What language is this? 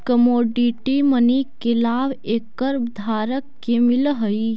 Magahi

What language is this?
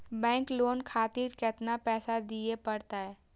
Maithili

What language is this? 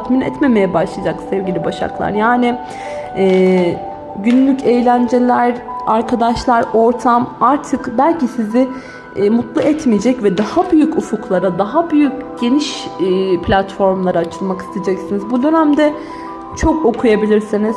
Turkish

